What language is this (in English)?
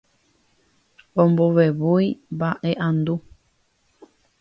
Guarani